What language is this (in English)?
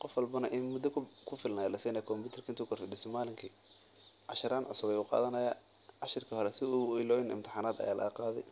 Somali